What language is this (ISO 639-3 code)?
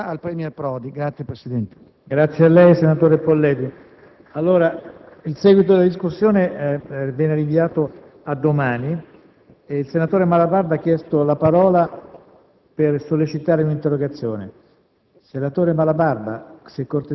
ita